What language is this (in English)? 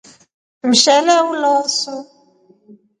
Rombo